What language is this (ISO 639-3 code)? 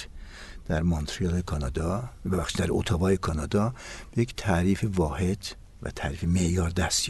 fas